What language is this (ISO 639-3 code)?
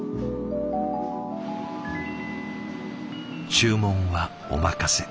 jpn